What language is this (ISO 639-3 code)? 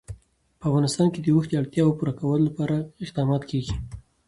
pus